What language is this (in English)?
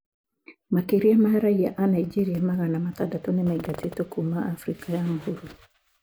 Kikuyu